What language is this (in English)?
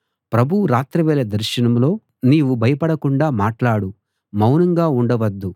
Telugu